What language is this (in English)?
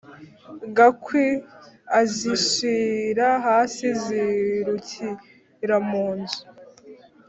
Kinyarwanda